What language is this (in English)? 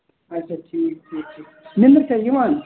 Kashmiri